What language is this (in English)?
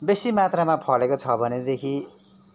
Nepali